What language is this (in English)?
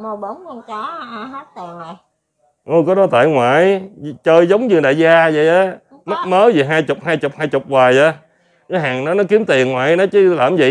Vietnamese